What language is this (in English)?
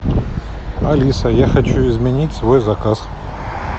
Russian